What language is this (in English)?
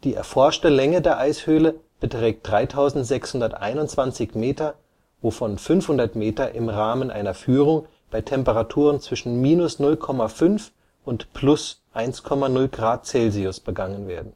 German